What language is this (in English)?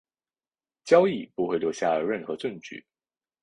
Chinese